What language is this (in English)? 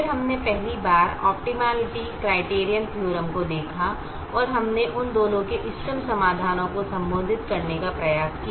Hindi